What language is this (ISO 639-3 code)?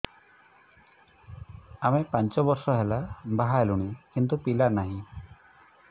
ori